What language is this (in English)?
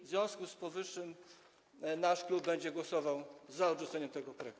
Polish